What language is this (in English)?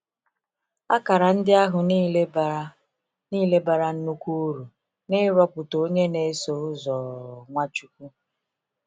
Igbo